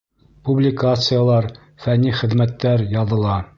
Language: Bashkir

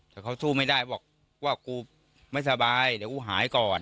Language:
Thai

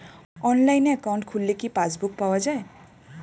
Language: Bangla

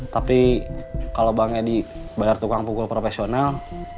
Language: Indonesian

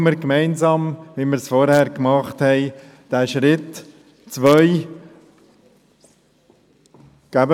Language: Swiss German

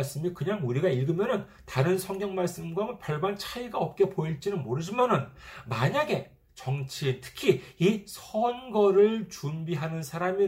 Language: Korean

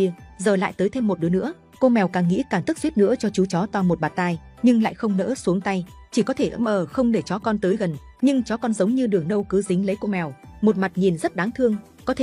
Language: Vietnamese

